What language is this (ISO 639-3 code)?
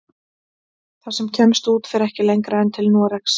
isl